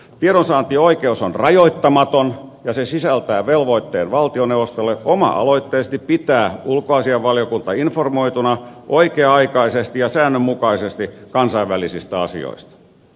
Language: Finnish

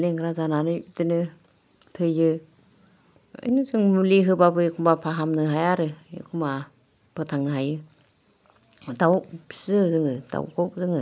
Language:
Bodo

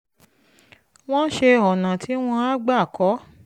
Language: Yoruba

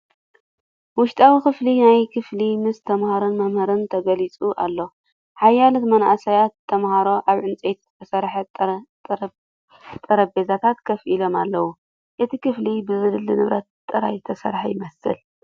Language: Tigrinya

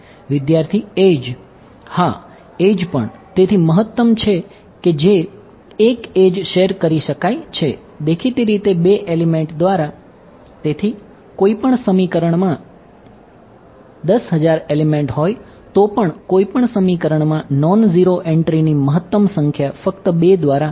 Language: Gujarati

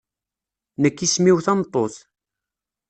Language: Kabyle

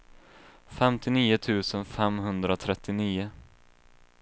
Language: Swedish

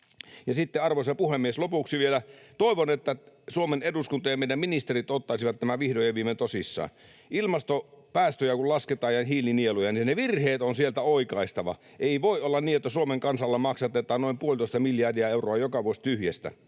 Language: Finnish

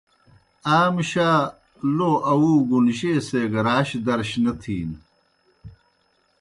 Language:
Kohistani Shina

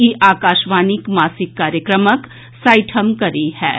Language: Maithili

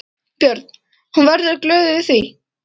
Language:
Icelandic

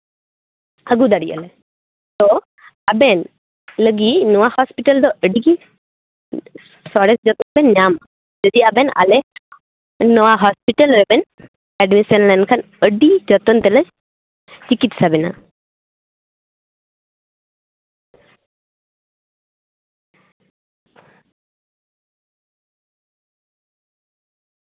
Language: Santali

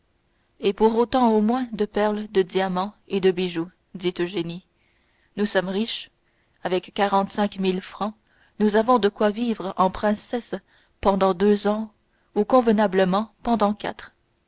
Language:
French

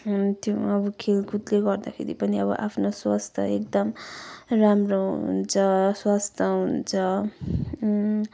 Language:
Nepali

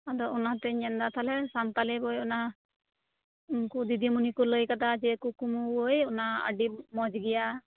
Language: Santali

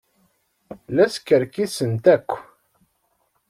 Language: Kabyle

